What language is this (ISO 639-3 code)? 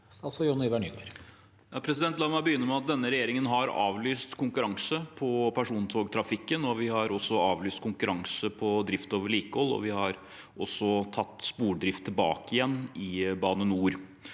nor